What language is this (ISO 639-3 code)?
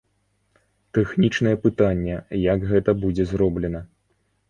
bel